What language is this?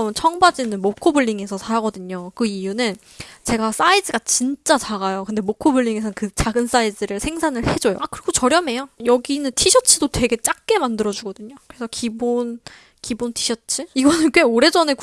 Korean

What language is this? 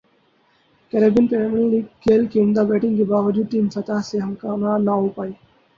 Urdu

